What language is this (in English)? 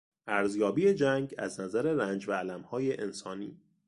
Persian